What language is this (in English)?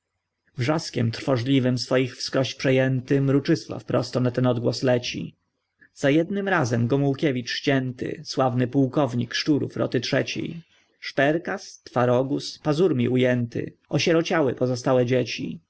Polish